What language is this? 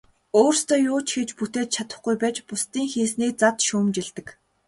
Mongolian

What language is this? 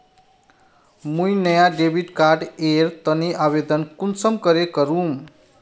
Magahi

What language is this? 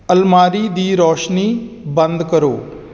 Punjabi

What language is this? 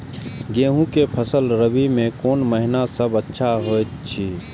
Maithili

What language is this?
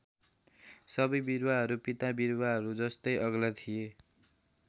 Nepali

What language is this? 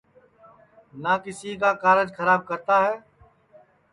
Sansi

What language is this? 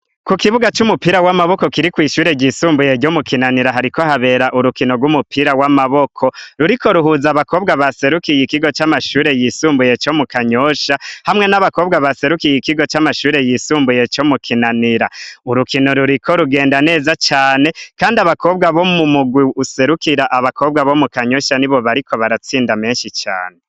Rundi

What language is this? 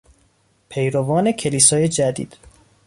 Persian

